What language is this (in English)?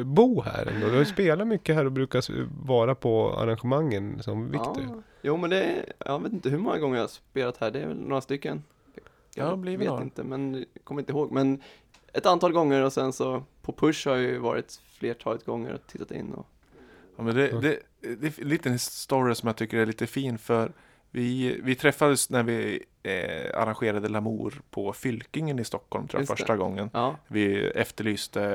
Swedish